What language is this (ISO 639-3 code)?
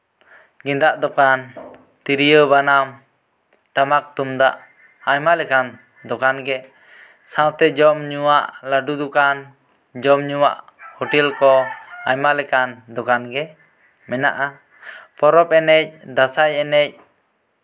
sat